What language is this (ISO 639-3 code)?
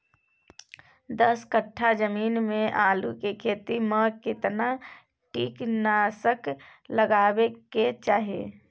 mai